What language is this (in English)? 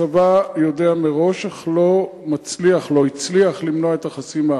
Hebrew